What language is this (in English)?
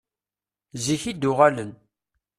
Kabyle